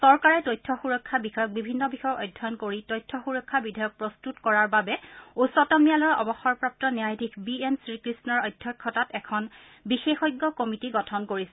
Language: Assamese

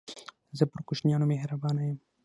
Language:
Pashto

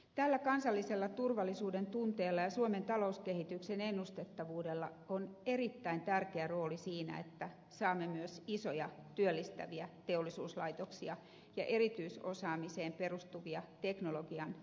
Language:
Finnish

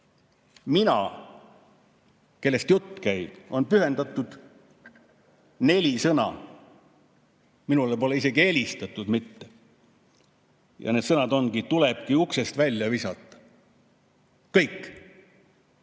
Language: Estonian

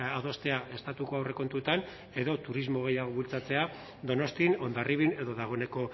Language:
Basque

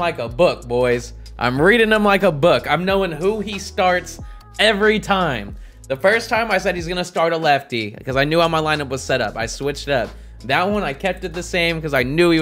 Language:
English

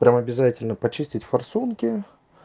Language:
Russian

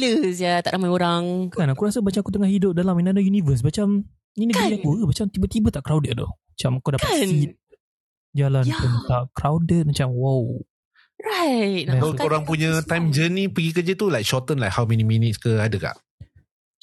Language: Malay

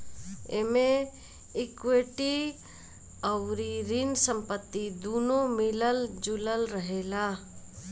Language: Bhojpuri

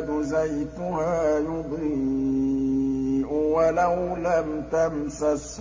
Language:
Arabic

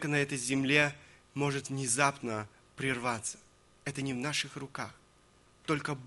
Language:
Russian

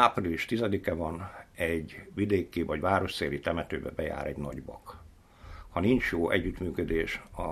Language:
Hungarian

